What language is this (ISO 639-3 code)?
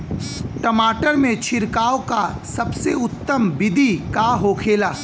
bho